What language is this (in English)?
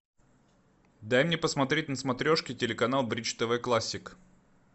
Russian